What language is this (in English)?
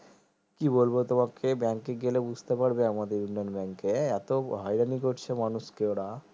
Bangla